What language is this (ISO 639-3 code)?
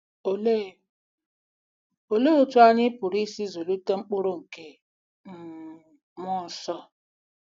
ibo